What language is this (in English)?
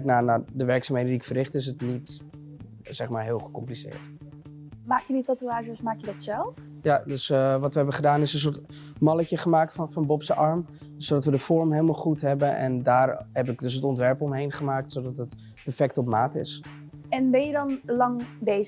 Dutch